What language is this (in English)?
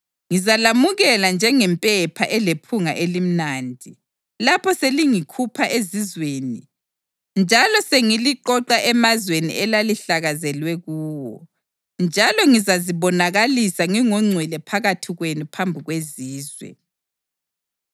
North Ndebele